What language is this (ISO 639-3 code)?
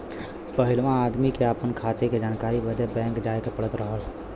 bho